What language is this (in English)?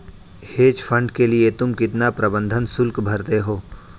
Hindi